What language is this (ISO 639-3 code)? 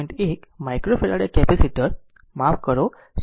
guj